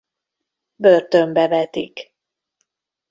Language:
Hungarian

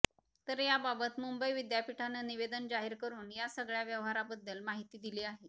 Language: Marathi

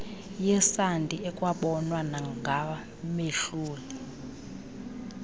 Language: Xhosa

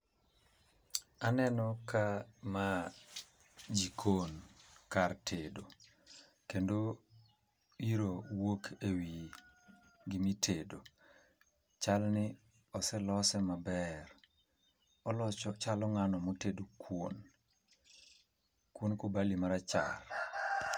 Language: Luo (Kenya and Tanzania)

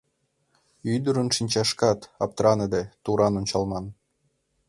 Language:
Mari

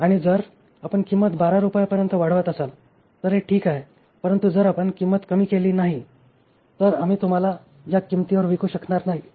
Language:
Marathi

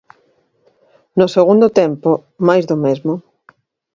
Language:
Galician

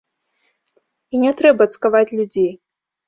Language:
Belarusian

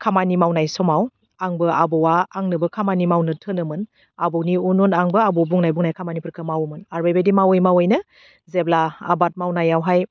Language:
Bodo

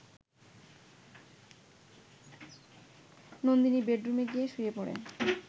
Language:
Bangla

